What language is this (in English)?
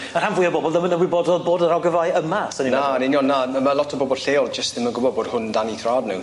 Welsh